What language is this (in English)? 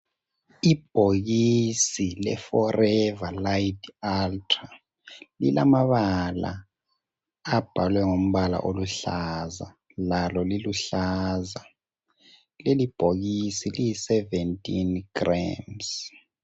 North Ndebele